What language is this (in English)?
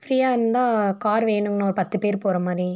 Tamil